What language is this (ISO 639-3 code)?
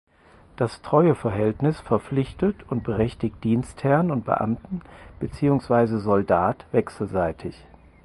deu